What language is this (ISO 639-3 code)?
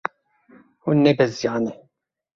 kur